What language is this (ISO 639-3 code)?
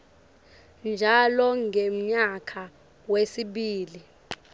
ssw